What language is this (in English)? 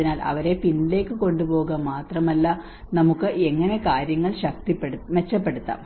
Malayalam